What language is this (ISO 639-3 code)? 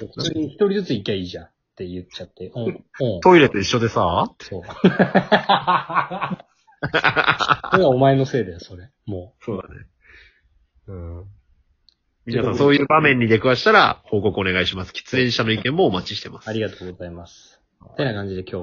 jpn